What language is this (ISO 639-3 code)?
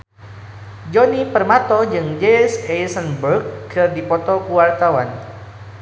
sun